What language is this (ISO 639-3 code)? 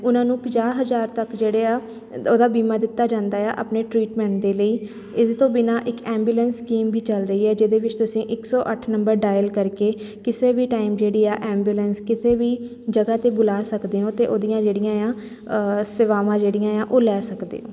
pan